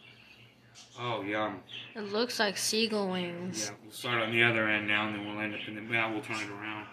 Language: English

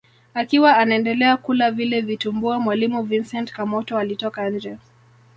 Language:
Swahili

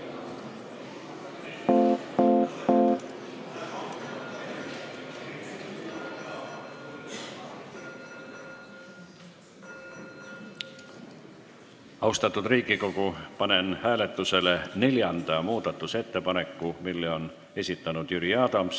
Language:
Estonian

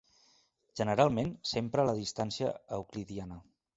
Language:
Catalan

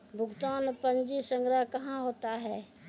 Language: Maithili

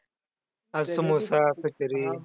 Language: Marathi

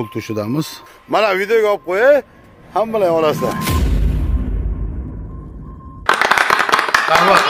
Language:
Turkish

